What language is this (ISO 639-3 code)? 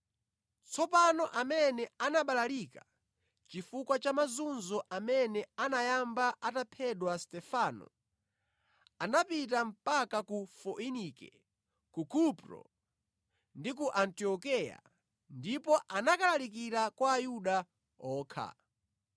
nya